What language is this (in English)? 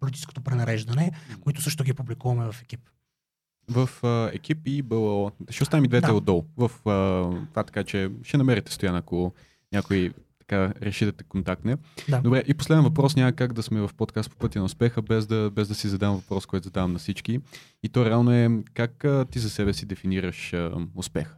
Bulgarian